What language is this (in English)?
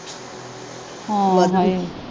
Punjabi